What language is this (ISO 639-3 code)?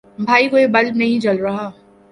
urd